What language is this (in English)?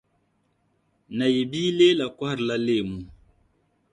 Dagbani